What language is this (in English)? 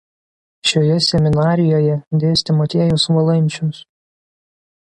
Lithuanian